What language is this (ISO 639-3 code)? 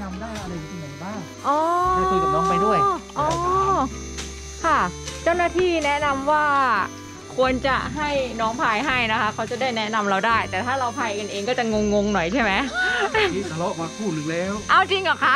tha